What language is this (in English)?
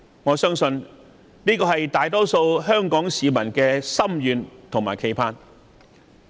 Cantonese